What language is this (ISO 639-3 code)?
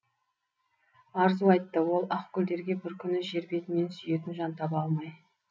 kaz